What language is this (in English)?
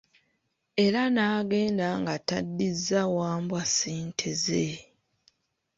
Ganda